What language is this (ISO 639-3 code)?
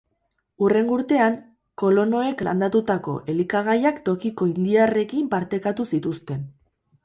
eus